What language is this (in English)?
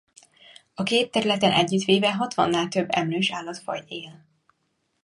Hungarian